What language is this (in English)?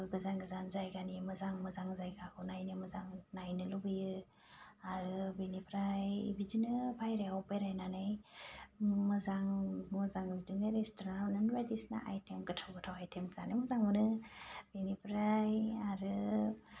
Bodo